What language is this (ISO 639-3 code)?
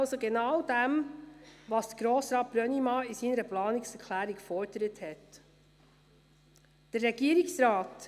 gsw